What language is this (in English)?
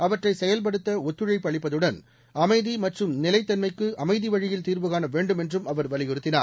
Tamil